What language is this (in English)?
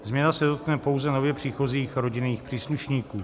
Czech